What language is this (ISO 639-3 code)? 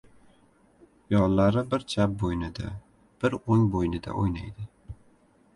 uzb